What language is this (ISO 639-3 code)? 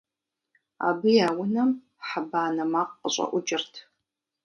kbd